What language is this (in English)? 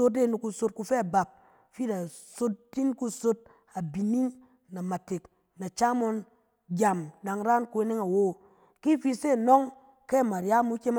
Cen